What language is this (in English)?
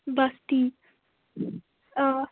Kashmiri